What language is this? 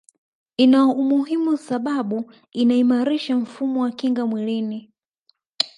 Swahili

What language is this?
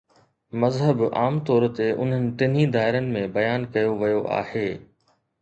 Sindhi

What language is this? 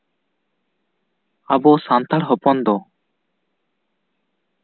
Santali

